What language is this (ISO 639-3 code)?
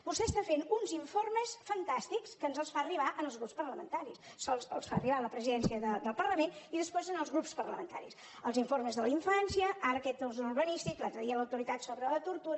cat